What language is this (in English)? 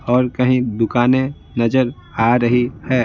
Hindi